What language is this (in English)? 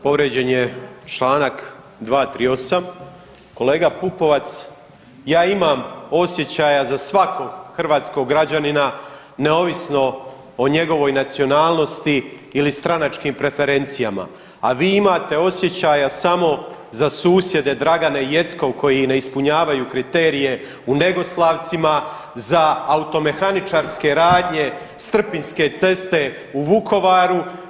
Croatian